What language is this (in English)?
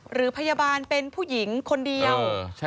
Thai